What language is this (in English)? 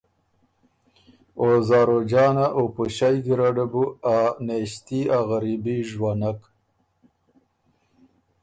Ormuri